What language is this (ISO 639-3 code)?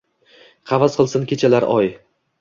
uzb